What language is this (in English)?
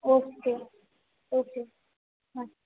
Gujarati